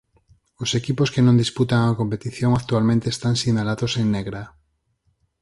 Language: Galician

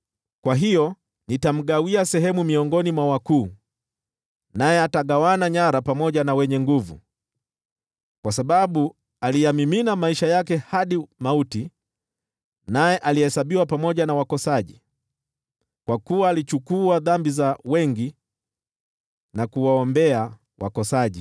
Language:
Swahili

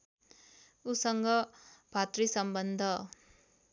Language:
Nepali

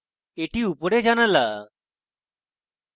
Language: Bangla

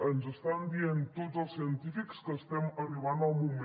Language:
Catalan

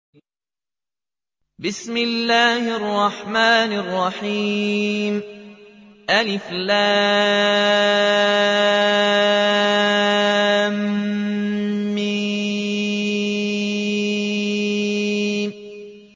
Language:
Arabic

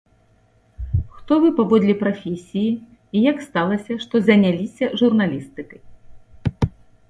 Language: Belarusian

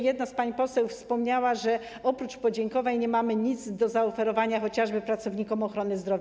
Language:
Polish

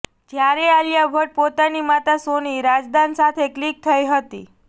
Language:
Gujarati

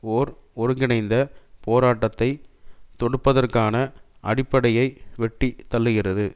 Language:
Tamil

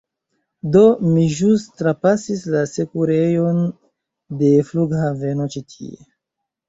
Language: Esperanto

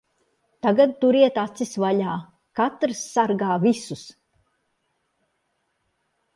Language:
Latvian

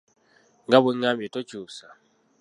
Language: Ganda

